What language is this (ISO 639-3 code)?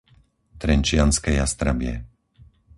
slk